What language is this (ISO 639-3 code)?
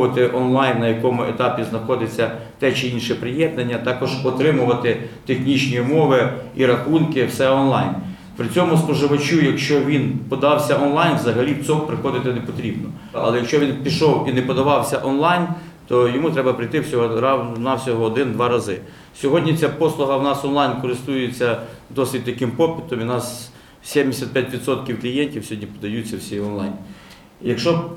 ukr